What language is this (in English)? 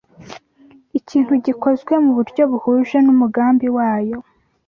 Kinyarwanda